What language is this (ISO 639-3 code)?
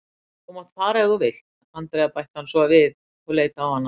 isl